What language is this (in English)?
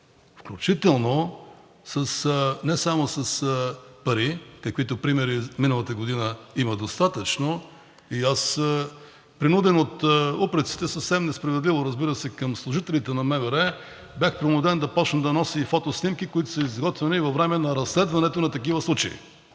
Bulgarian